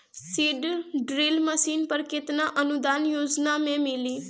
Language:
Bhojpuri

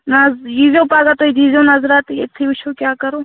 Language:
Kashmiri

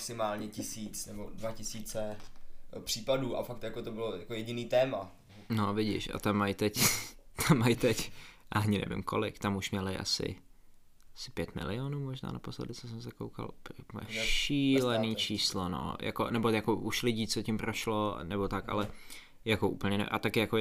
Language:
Czech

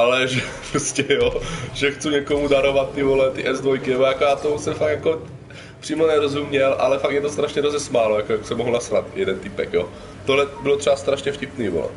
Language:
Czech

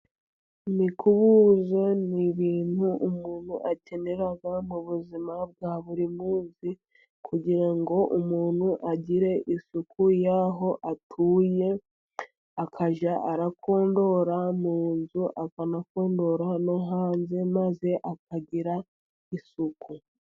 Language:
Kinyarwanda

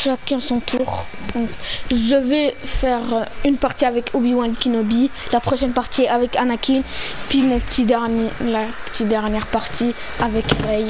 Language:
French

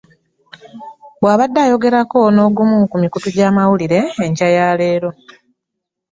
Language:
Ganda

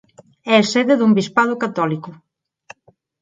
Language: Galician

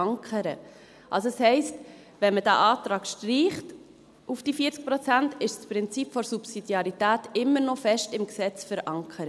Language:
Swiss German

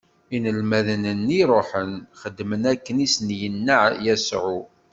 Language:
Kabyle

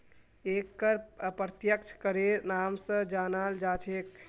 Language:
Magahi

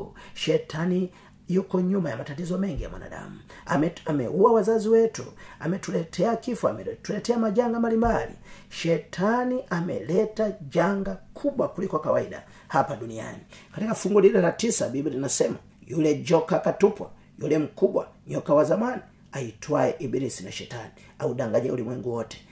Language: Swahili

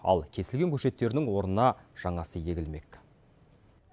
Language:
Kazakh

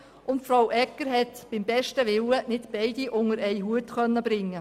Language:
Swiss German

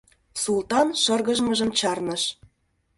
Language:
Mari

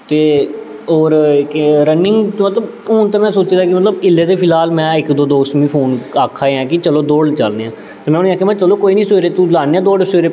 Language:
Dogri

